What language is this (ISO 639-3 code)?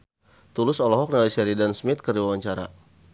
sun